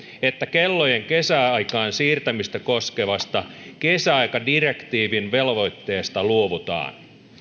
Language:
Finnish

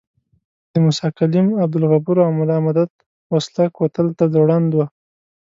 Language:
Pashto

